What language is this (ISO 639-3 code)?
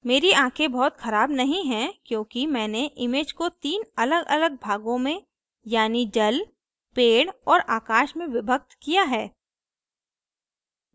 hin